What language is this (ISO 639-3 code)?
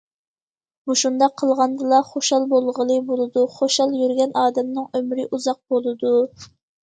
uig